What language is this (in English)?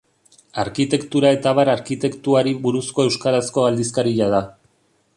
Basque